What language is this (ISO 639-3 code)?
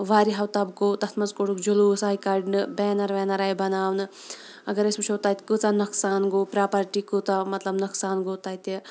kas